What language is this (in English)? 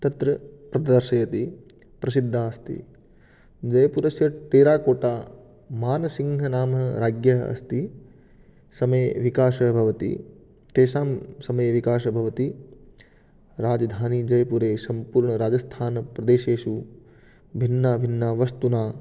Sanskrit